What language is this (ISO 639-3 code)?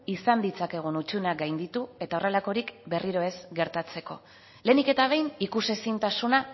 eus